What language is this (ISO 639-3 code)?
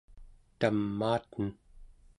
esu